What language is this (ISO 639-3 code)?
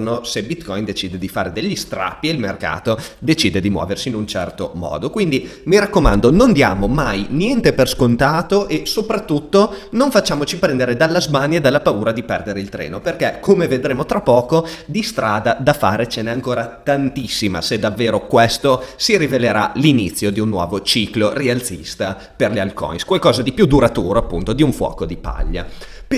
ita